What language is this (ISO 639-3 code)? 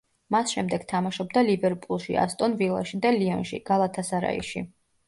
kat